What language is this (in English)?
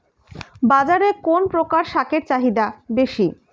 Bangla